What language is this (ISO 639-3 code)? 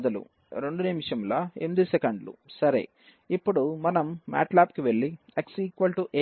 tel